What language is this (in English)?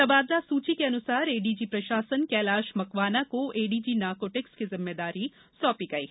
Hindi